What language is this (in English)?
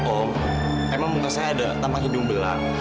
Indonesian